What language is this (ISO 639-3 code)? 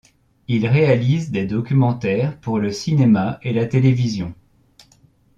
fra